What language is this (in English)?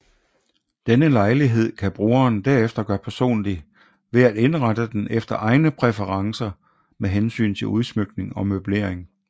Danish